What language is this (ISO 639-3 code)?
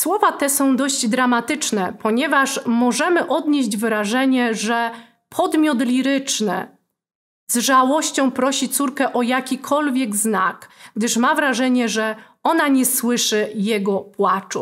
pol